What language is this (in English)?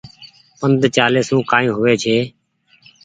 Goaria